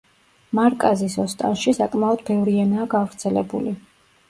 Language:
Georgian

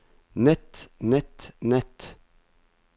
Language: Norwegian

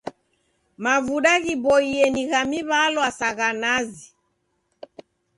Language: Taita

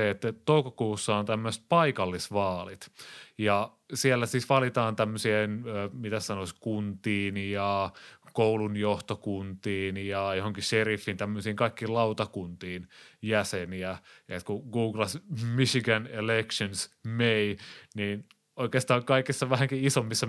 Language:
Finnish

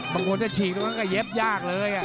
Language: Thai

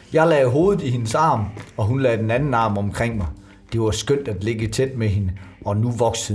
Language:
Danish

